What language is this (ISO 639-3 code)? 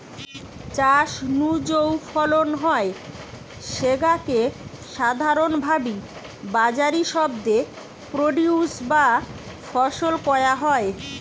ben